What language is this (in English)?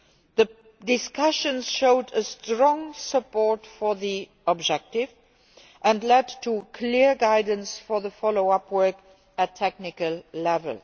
English